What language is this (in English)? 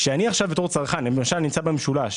Hebrew